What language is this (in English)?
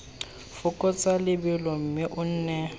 Tswana